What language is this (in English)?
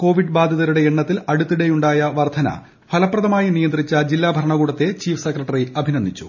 Malayalam